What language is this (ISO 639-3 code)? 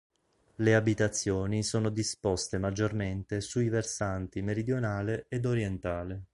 ita